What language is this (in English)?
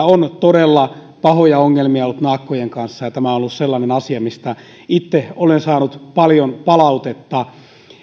Finnish